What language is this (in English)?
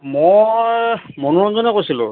Assamese